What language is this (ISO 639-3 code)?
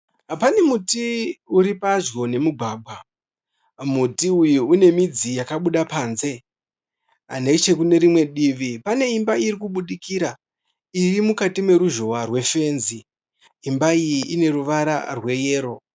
sna